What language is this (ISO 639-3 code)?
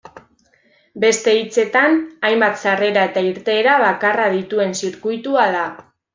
eus